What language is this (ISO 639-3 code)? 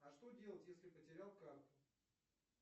rus